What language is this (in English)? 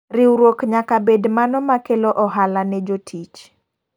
Luo (Kenya and Tanzania)